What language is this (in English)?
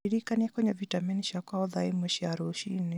Kikuyu